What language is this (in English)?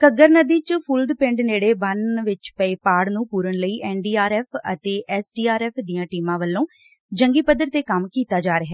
Punjabi